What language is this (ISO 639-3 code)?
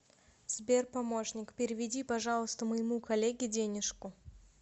rus